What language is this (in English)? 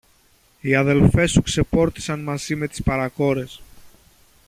Greek